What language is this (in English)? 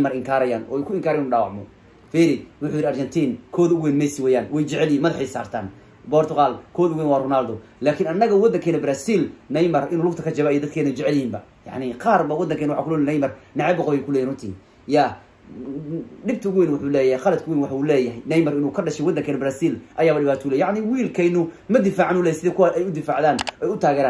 Arabic